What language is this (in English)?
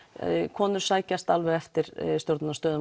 Icelandic